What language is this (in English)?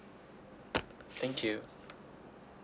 English